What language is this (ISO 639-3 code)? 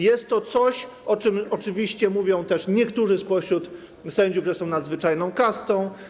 pol